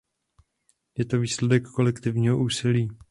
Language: Czech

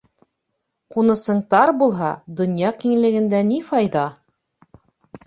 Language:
Bashkir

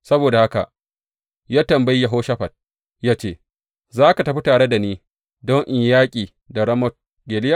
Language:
Hausa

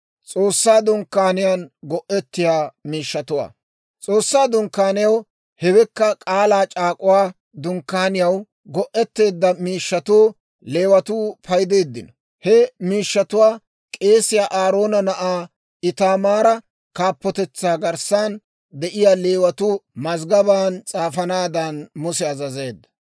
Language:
Dawro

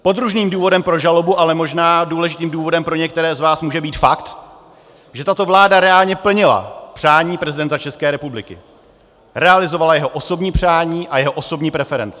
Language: Czech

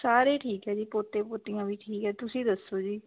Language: Punjabi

